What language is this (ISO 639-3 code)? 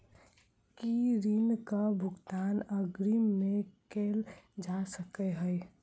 mai